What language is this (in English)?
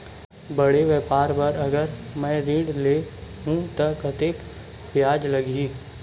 Chhattisgarhi